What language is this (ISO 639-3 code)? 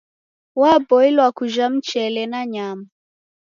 dav